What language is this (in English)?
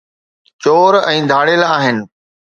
Sindhi